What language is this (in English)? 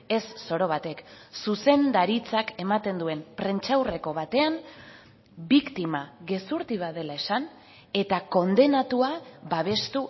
Basque